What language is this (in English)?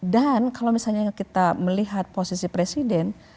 Indonesian